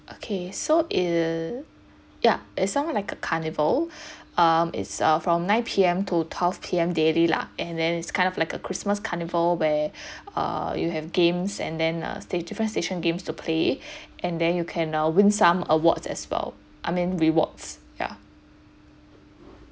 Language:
English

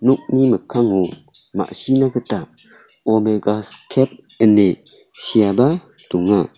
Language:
Garo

